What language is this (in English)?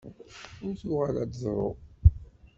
Kabyle